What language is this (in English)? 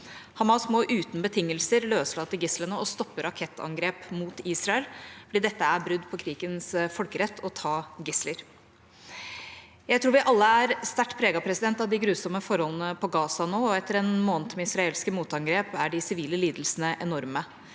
Norwegian